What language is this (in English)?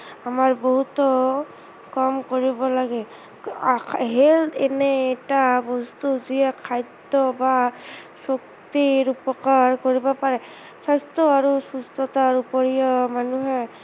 Assamese